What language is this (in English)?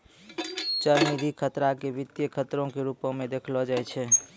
Maithili